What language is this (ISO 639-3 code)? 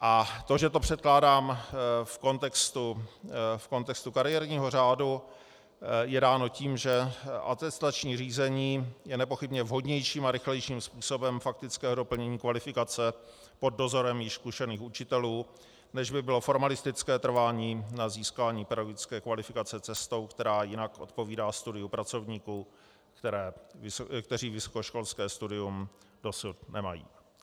ces